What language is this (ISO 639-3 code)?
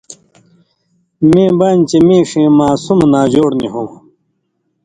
mvy